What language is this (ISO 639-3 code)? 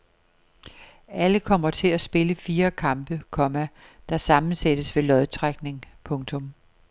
dan